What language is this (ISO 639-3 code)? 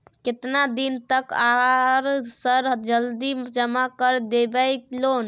mai